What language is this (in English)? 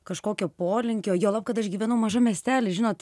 Lithuanian